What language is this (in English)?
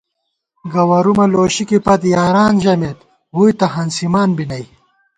Gawar-Bati